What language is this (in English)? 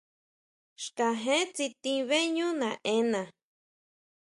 Huautla Mazatec